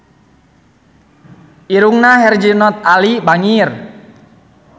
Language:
Sundanese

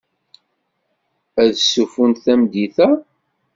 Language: Kabyle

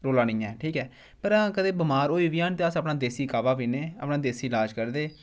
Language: Dogri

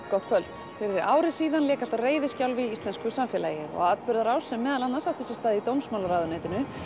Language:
Icelandic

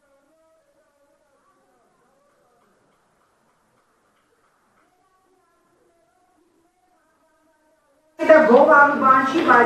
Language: Romanian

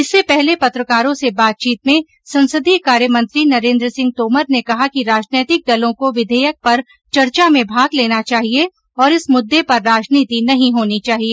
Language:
Hindi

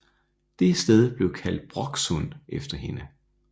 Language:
Danish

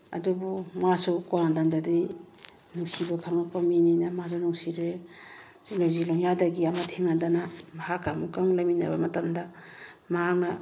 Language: Manipuri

